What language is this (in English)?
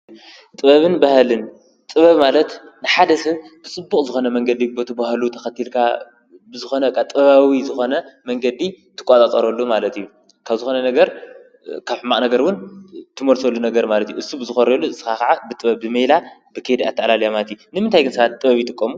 Tigrinya